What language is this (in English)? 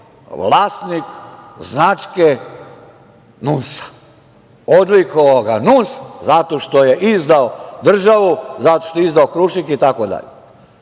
Serbian